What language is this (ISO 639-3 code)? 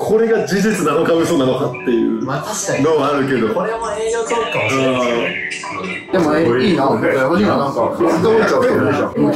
jpn